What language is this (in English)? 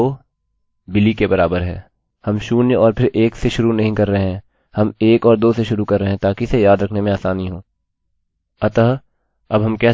Hindi